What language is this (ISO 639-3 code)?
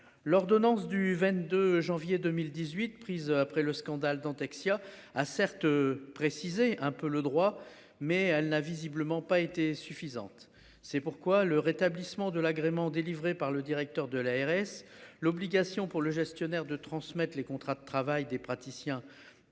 fra